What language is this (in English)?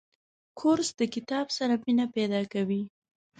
Pashto